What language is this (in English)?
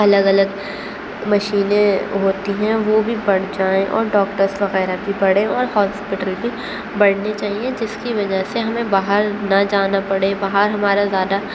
Urdu